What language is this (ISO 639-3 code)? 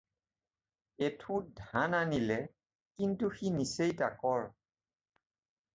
asm